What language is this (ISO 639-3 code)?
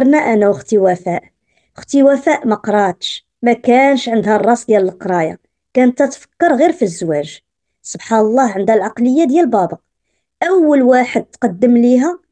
ara